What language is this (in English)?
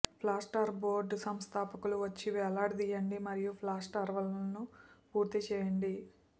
Telugu